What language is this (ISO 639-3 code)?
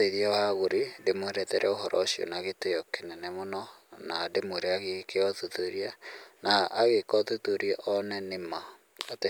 kik